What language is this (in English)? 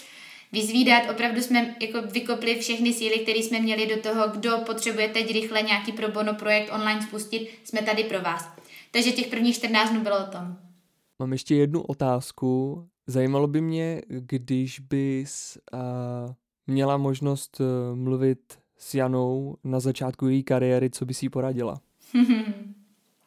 Czech